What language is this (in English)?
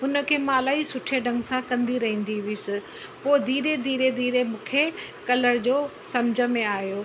Sindhi